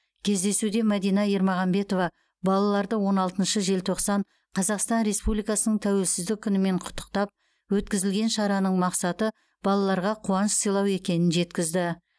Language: Kazakh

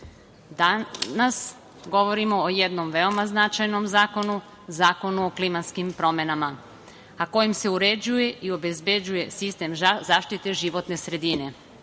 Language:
Serbian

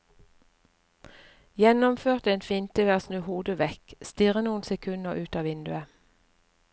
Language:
Norwegian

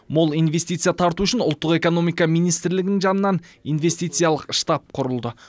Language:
Kazakh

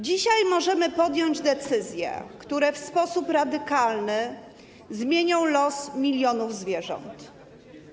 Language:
Polish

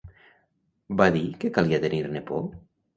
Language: Catalan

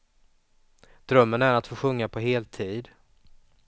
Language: Swedish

